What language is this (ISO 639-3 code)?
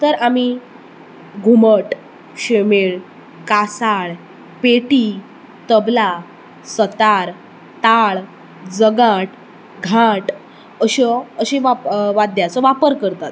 kok